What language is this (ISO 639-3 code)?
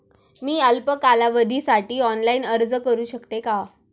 mar